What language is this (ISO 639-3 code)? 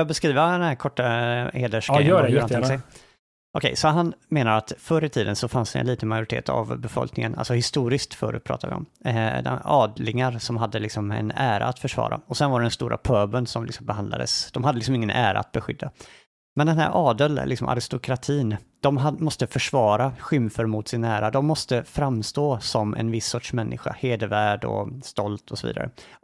swe